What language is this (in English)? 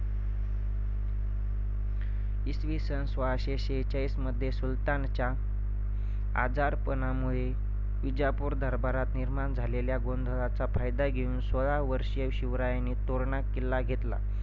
Marathi